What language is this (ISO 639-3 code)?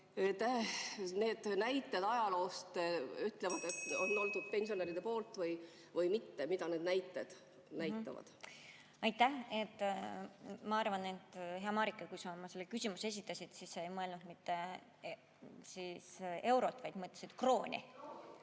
est